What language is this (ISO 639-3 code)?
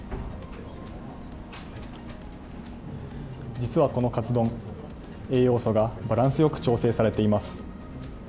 jpn